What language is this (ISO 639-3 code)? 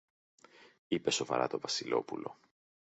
ell